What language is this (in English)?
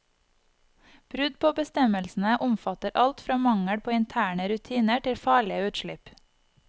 Norwegian